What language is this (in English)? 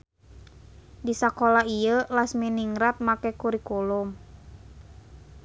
Sundanese